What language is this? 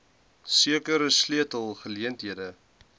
Afrikaans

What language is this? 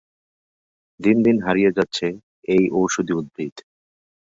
Bangla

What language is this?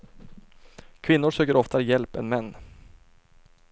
Swedish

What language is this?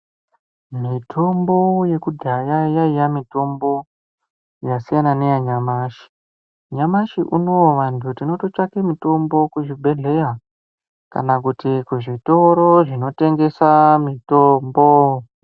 Ndau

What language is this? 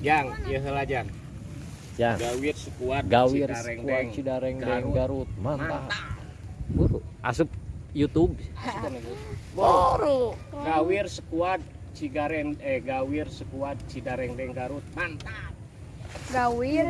Indonesian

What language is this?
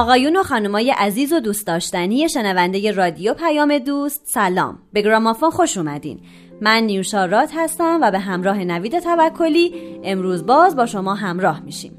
Persian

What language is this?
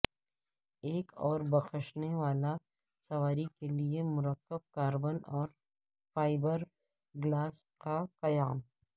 Urdu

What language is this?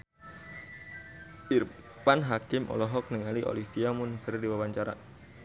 Sundanese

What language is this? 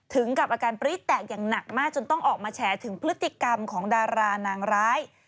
Thai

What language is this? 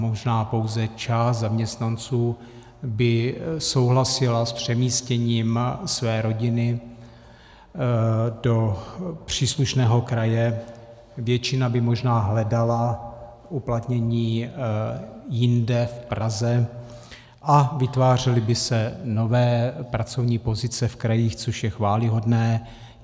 Czech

